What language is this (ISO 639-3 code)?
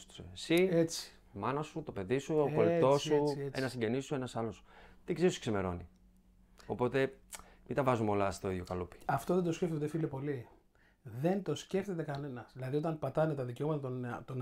ell